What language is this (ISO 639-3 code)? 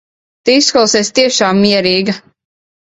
lav